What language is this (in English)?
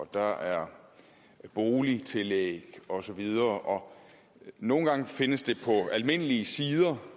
Danish